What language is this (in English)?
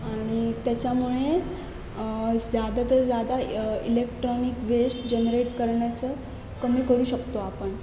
Marathi